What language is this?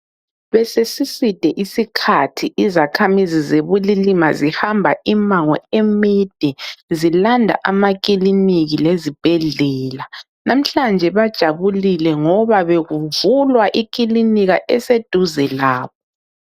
North Ndebele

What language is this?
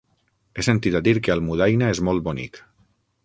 Catalan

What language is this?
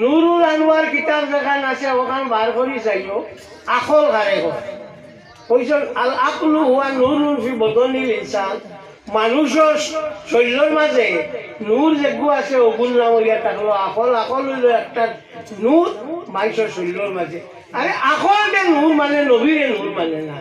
Bangla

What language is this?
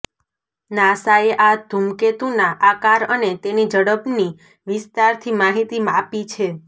Gujarati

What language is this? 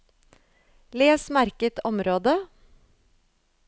Norwegian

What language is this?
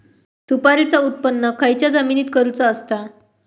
Marathi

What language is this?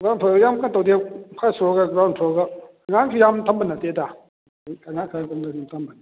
Manipuri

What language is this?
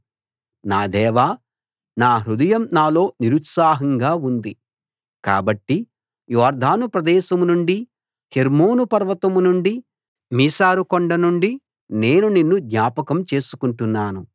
Telugu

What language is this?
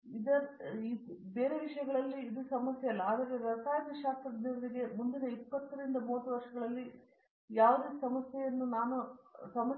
Kannada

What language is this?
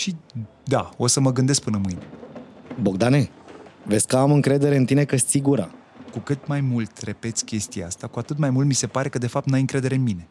Romanian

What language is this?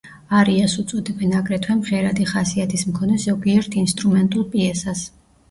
Georgian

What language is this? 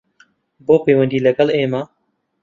Central Kurdish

